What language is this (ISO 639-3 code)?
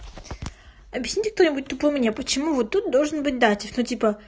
rus